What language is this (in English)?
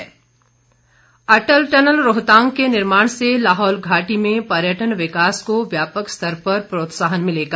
Hindi